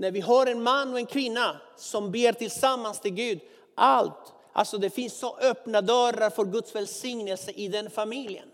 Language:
Swedish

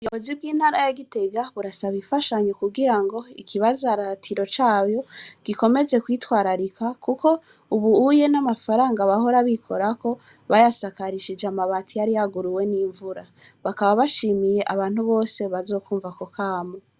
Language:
Rundi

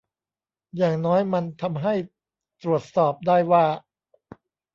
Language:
Thai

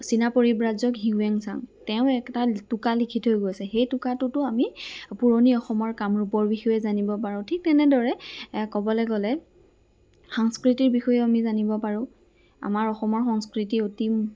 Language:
Assamese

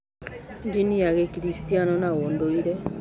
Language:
Kikuyu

